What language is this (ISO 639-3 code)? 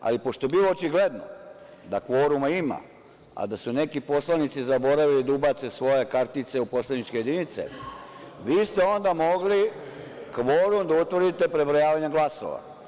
srp